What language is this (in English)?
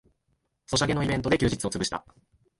Japanese